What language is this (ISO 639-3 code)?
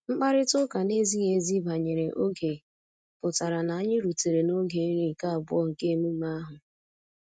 ibo